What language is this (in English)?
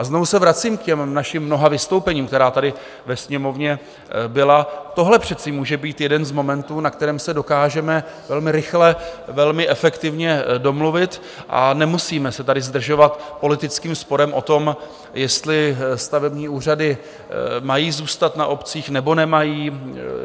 Czech